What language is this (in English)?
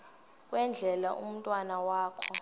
Xhosa